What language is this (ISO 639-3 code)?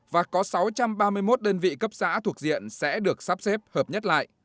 vie